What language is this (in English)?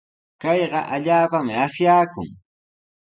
Sihuas Ancash Quechua